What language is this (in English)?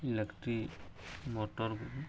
Odia